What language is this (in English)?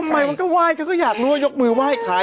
Thai